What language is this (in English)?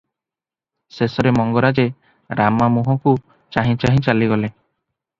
Odia